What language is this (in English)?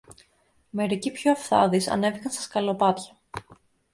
Greek